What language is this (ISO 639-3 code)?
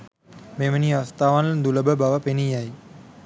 sin